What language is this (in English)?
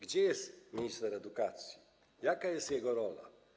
Polish